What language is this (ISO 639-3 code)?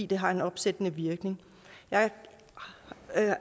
dan